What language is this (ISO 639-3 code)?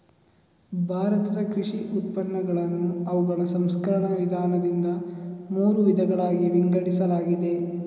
kan